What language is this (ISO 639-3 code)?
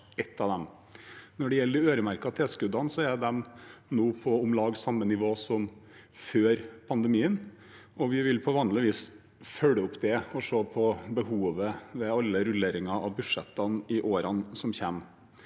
nor